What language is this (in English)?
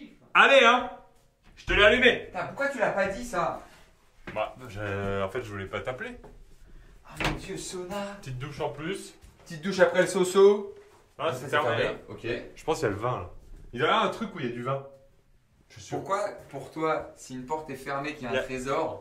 French